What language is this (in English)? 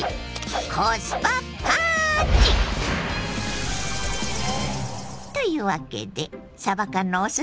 Japanese